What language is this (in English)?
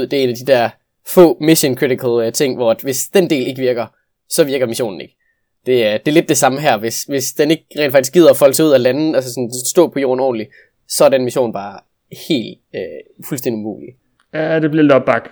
Danish